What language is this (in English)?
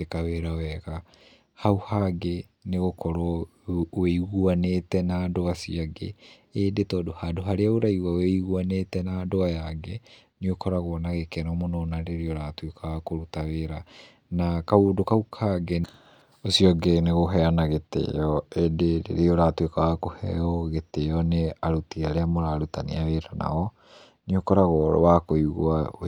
Kikuyu